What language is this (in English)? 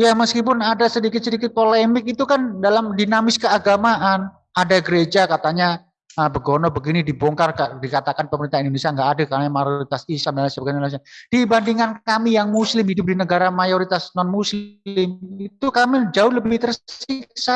Indonesian